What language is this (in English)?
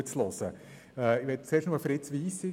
Swiss German